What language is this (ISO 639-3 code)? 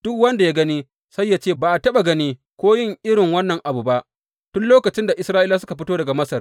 hau